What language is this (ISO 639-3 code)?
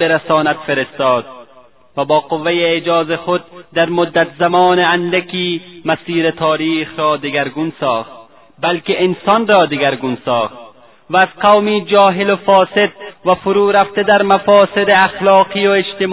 fas